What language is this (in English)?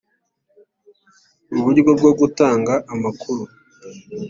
Kinyarwanda